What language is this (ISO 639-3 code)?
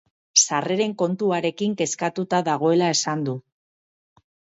eus